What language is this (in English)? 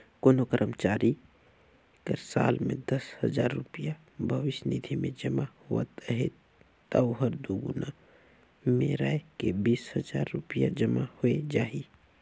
Chhattisgarhi